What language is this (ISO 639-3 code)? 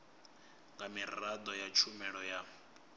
ven